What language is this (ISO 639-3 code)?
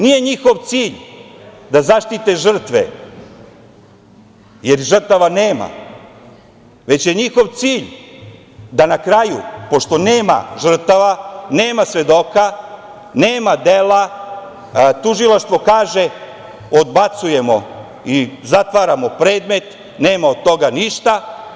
srp